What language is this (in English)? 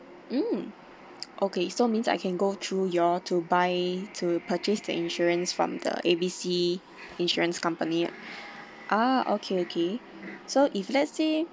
English